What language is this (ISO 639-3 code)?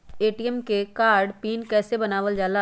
mag